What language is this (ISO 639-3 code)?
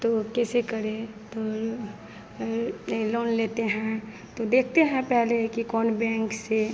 hin